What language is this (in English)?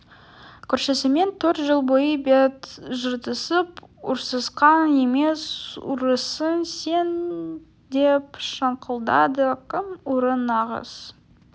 Kazakh